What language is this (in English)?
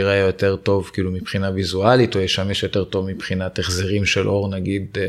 Hebrew